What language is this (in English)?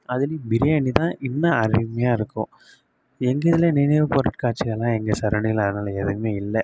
Tamil